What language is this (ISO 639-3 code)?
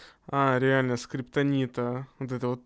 rus